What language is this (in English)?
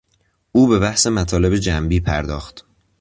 Persian